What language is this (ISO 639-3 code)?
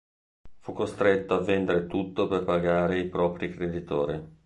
ita